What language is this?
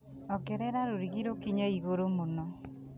Kikuyu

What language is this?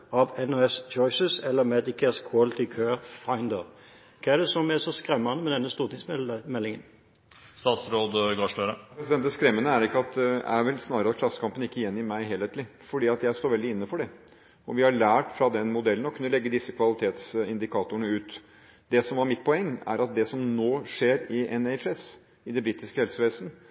Norwegian Bokmål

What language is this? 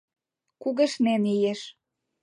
Mari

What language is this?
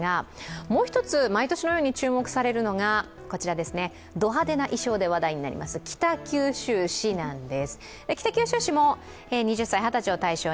Japanese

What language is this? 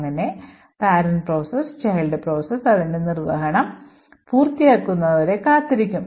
Malayalam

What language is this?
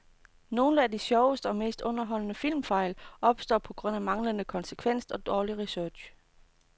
Danish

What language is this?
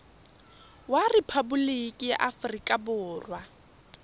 Tswana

